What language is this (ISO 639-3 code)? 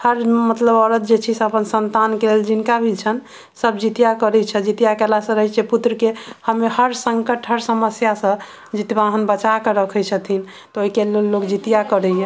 mai